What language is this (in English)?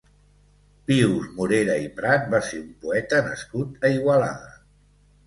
Catalan